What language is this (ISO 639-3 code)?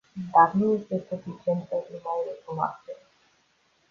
ron